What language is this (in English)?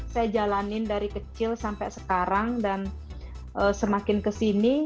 Indonesian